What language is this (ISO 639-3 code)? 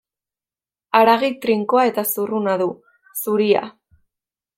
eus